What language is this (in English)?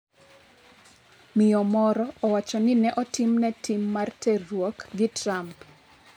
Luo (Kenya and Tanzania)